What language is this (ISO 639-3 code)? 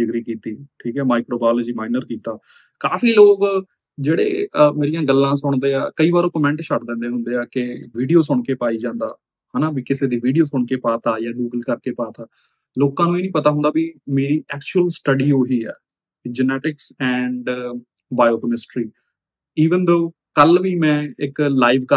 pan